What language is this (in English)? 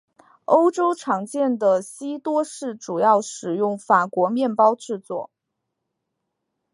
Chinese